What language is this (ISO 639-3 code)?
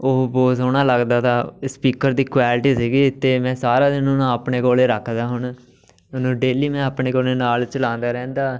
pan